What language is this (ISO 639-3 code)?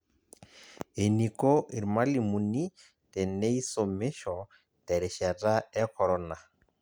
mas